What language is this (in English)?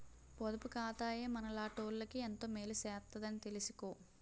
Telugu